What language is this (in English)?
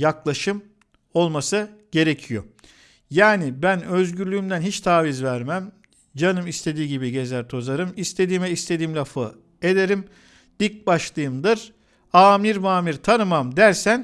Turkish